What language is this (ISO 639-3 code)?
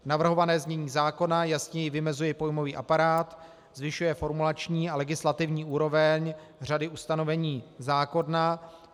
ces